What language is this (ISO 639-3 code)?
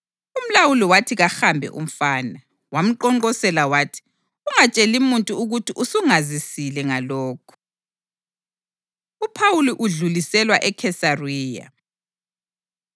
nde